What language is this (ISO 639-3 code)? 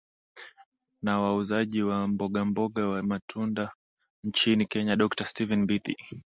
swa